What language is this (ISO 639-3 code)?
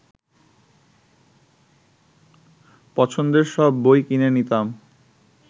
ben